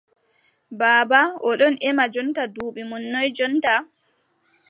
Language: Adamawa Fulfulde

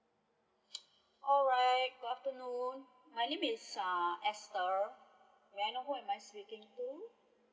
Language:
English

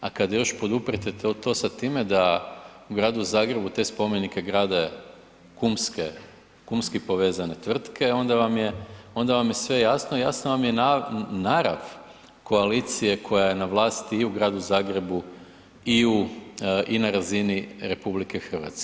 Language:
Croatian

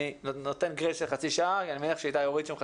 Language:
Hebrew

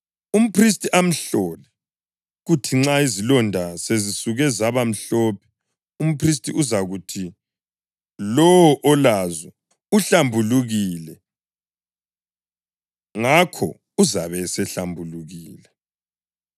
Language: North Ndebele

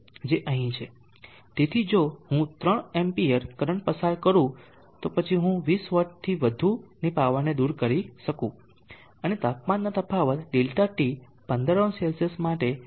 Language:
Gujarati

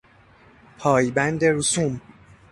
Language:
Persian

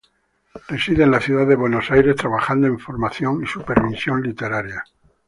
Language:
Spanish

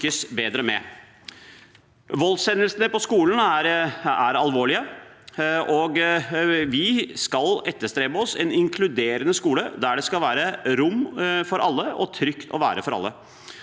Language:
Norwegian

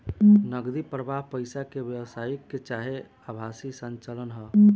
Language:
Bhojpuri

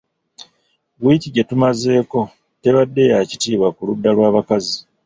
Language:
Ganda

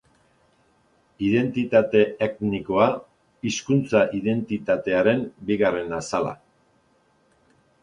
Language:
Basque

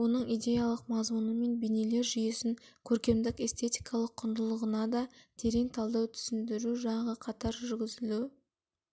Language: Kazakh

